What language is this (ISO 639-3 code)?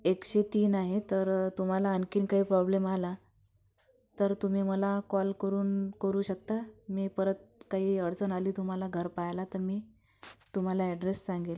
mar